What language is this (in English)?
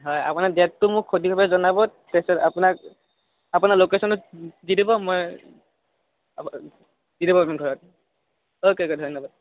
Assamese